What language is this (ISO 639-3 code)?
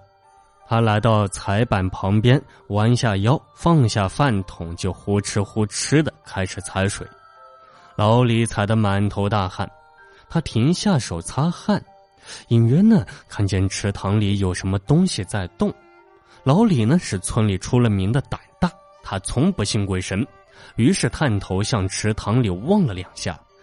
zho